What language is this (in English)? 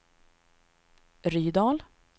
Swedish